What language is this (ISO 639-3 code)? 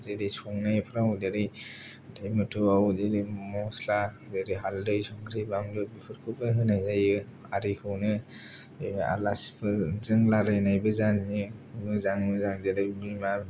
brx